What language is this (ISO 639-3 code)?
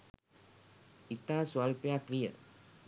sin